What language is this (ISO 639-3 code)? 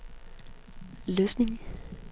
dan